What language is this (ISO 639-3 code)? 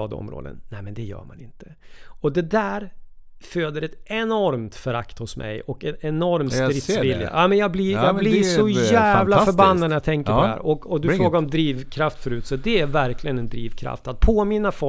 swe